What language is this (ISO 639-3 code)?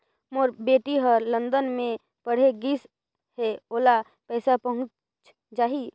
hne